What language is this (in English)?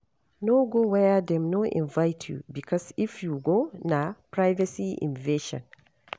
Nigerian Pidgin